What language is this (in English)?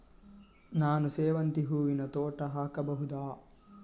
Kannada